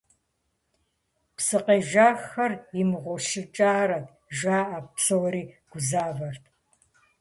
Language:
Kabardian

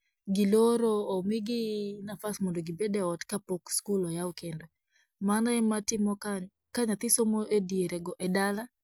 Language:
Luo (Kenya and Tanzania)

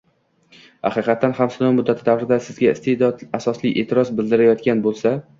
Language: Uzbek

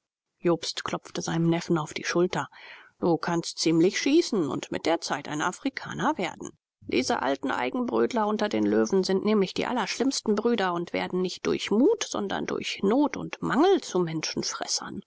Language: German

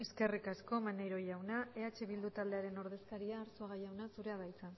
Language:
Basque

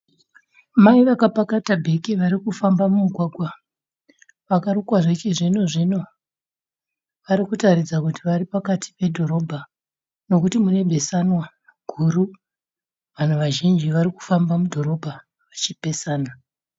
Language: Shona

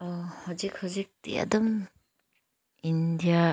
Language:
Manipuri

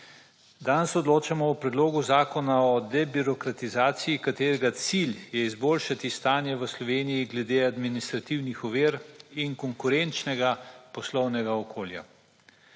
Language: Slovenian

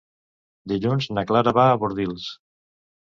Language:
Catalan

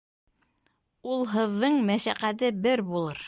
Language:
Bashkir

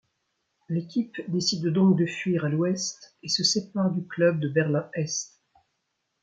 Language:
French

